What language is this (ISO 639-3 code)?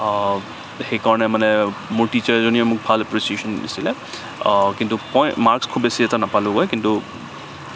asm